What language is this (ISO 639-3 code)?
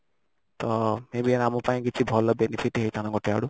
ori